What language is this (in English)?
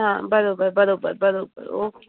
Sindhi